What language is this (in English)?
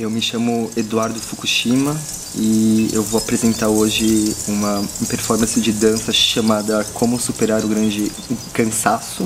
Portuguese